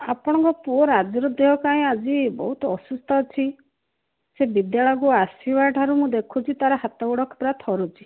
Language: Odia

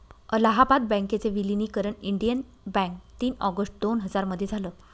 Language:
Marathi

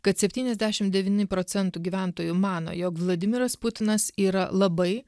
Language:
Lithuanian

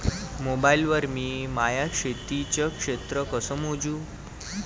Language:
Marathi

